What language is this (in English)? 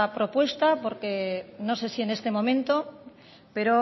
Spanish